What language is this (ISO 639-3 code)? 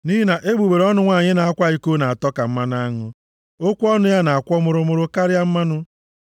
ibo